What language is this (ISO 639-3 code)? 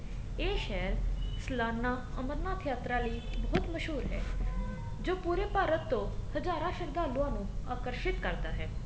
pan